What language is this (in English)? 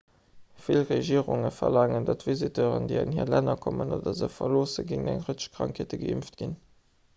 Luxembourgish